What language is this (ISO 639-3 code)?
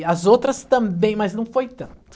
por